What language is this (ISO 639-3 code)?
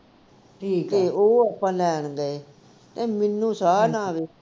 pan